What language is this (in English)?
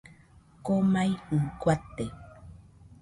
Nüpode Huitoto